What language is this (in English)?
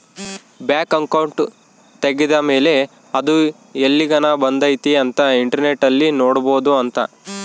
Kannada